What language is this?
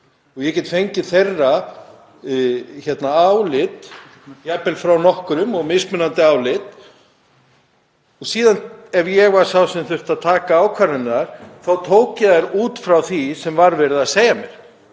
Icelandic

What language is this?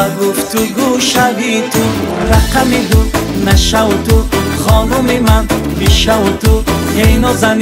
Persian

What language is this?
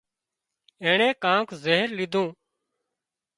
Wadiyara Koli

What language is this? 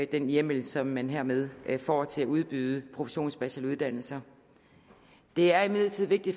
Danish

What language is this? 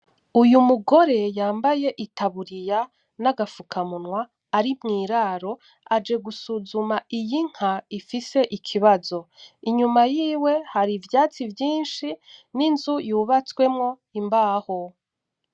Rundi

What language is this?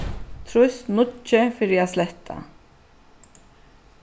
Faroese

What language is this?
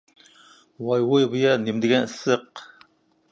Uyghur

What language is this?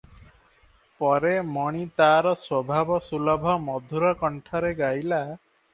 Odia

